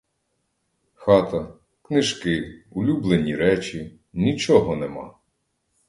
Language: Ukrainian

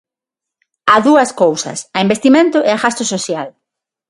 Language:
Galician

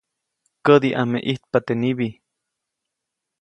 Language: Copainalá Zoque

